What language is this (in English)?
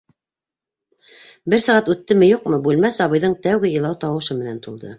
Bashkir